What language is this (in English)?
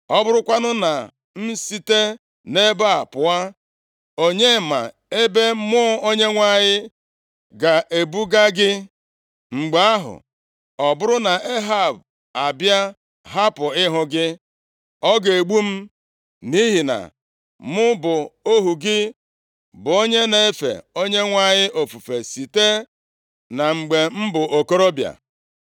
Igbo